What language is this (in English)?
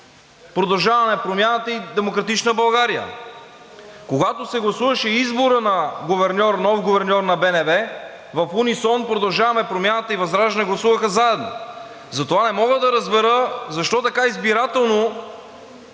Bulgarian